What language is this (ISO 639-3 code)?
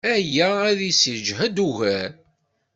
kab